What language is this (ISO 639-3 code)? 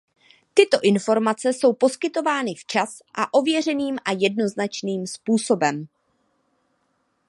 ces